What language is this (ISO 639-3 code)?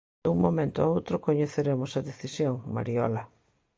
glg